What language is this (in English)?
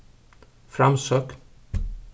Faroese